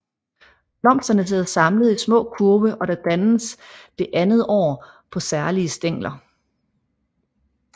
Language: Danish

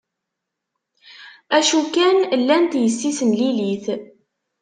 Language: Kabyle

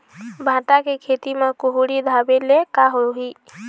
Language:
Chhattisgarhi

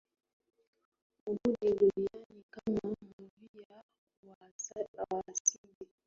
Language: Swahili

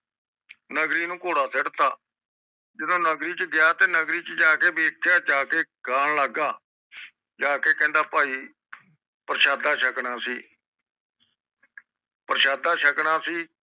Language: Punjabi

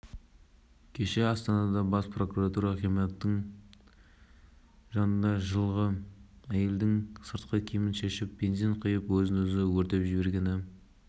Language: Kazakh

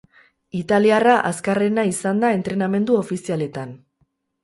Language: Basque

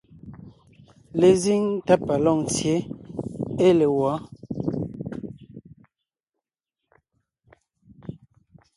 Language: Ngiemboon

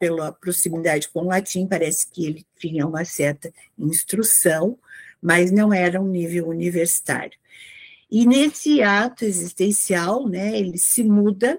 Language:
Portuguese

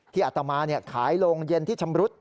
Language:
Thai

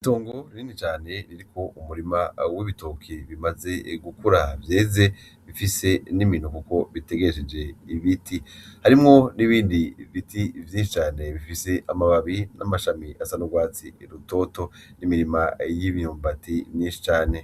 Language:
Rundi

